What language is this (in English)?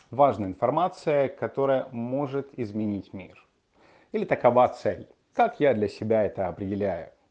Russian